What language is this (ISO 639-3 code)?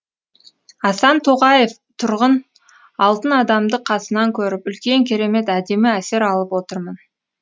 kaz